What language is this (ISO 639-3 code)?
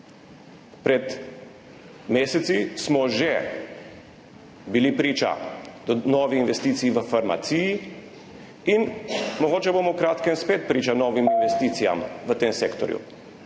slv